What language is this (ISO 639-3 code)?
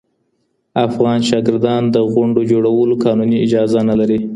pus